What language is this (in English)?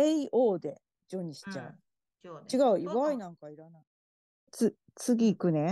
Japanese